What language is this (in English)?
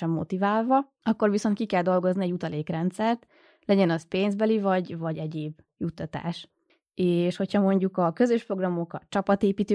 Hungarian